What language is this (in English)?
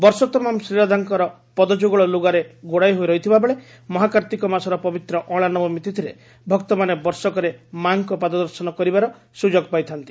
Odia